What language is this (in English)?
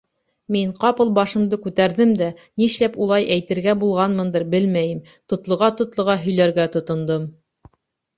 Bashkir